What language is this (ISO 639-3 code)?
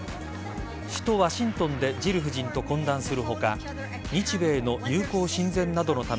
jpn